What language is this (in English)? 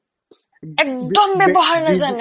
Assamese